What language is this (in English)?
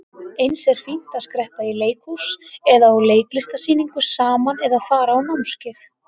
Icelandic